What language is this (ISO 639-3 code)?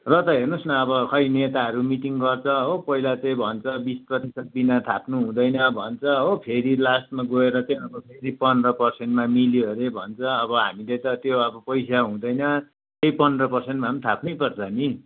nep